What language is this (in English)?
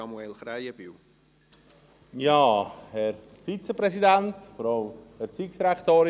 Swiss German